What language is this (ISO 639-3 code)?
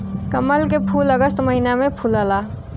bho